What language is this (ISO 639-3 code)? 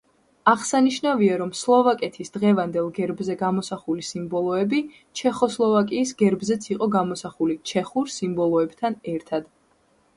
kat